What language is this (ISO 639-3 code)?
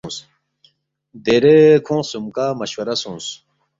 bft